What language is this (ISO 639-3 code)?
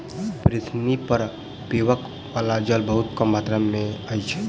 mai